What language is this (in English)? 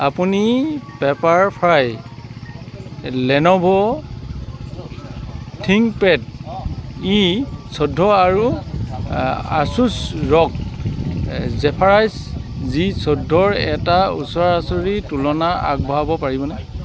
Assamese